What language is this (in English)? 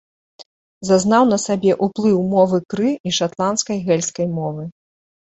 Belarusian